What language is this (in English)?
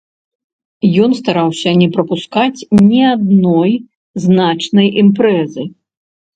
Belarusian